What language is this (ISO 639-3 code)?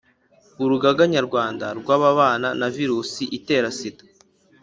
kin